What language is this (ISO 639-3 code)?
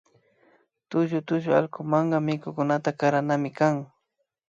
qvi